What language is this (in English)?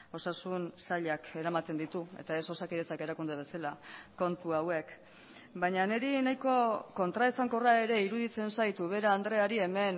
Basque